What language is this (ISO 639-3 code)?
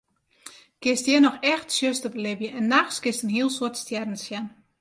fry